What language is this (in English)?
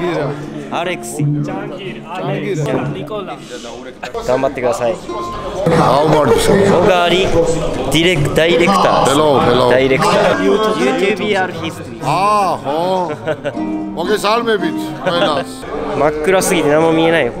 Japanese